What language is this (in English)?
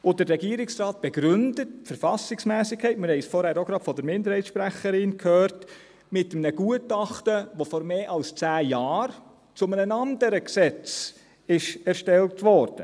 Swiss German